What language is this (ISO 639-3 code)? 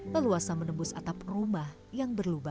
ind